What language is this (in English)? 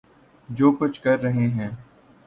Urdu